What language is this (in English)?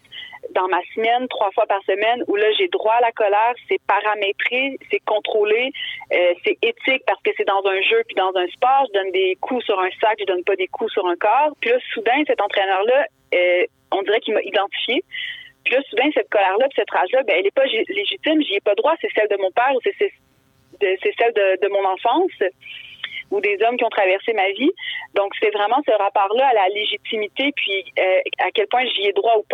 French